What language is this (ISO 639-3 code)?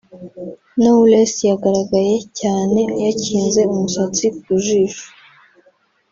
kin